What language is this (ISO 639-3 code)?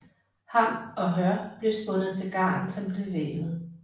dan